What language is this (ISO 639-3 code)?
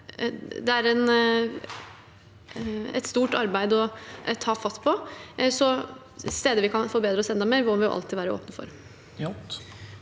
nor